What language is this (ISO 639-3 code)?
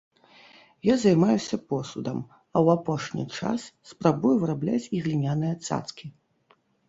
bel